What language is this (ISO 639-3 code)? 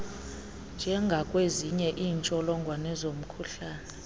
xho